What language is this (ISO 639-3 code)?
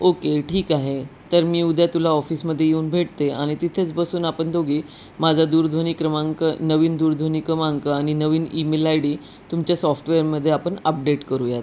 mar